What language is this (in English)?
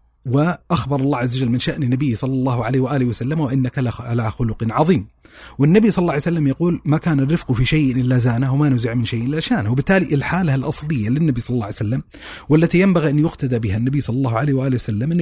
Arabic